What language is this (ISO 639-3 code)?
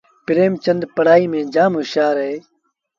sbn